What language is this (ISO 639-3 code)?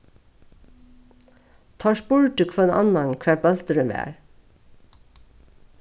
fao